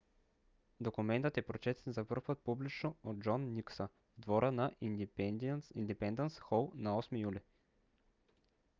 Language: Bulgarian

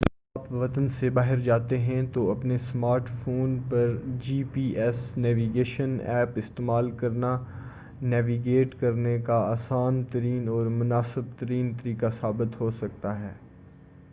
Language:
Urdu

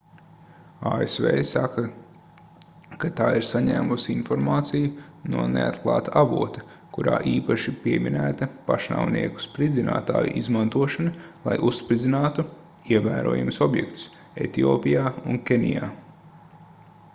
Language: Latvian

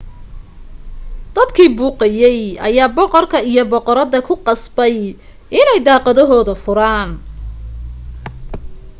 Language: Somali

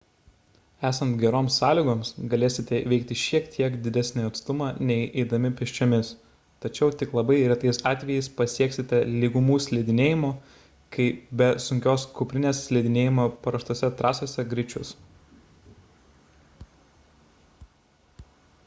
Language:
Lithuanian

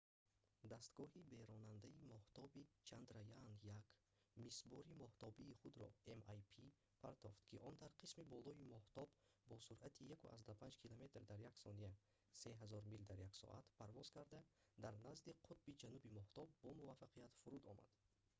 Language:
Tajik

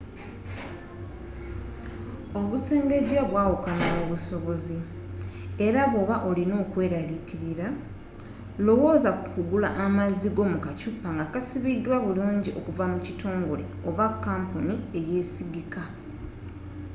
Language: Ganda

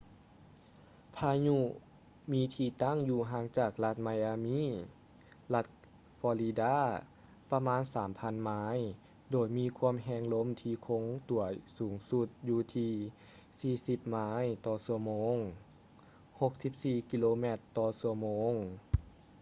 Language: Lao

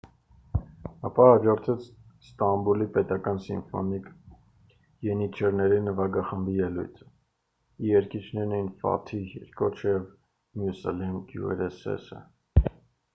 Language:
Armenian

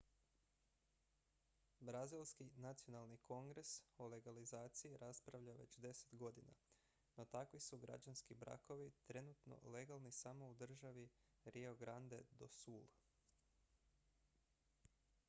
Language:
Croatian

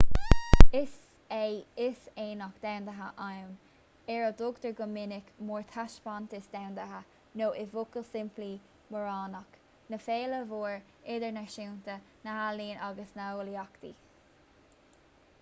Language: Irish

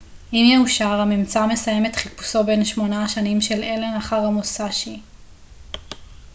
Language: Hebrew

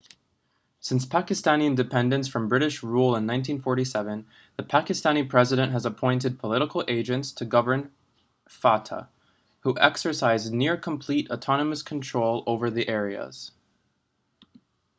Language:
English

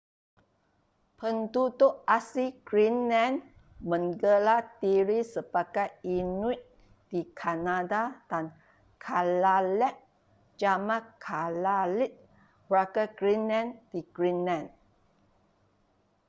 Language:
Malay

